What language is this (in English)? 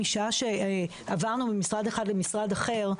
Hebrew